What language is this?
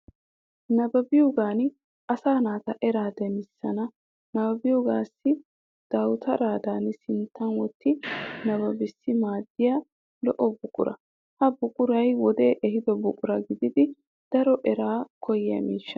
Wolaytta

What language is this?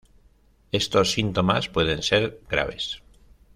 Spanish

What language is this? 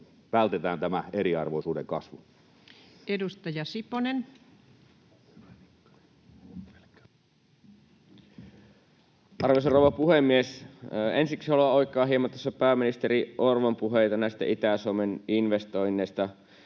Finnish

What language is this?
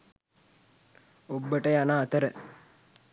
Sinhala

